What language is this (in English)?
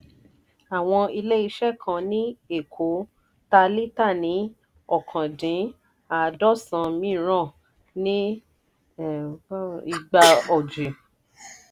Yoruba